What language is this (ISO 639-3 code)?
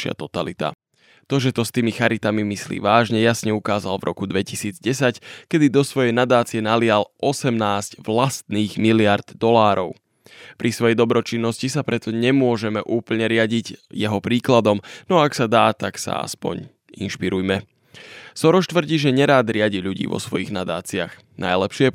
slk